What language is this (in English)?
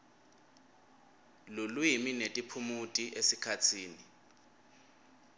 Swati